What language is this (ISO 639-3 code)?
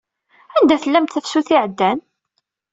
kab